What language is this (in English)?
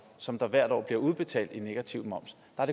Danish